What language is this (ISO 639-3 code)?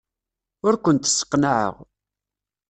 kab